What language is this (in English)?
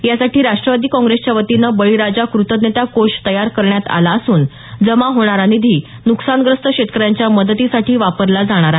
Marathi